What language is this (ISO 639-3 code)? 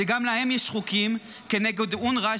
heb